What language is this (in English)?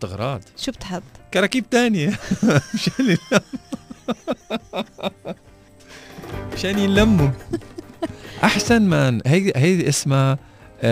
Arabic